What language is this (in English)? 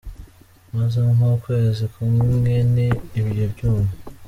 Kinyarwanda